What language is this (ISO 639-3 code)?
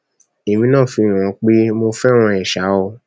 yor